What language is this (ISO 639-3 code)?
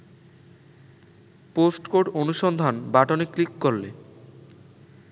ben